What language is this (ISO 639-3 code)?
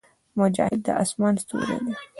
pus